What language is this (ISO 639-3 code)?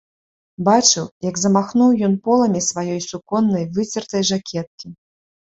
bel